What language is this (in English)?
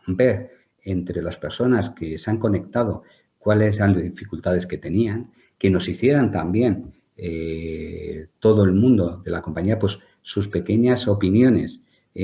Spanish